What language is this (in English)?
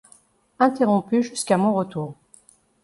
French